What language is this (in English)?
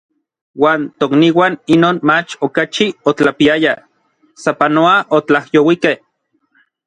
Orizaba Nahuatl